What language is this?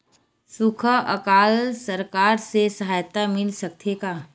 Chhattisgarhi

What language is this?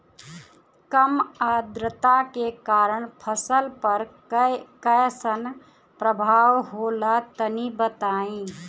Bhojpuri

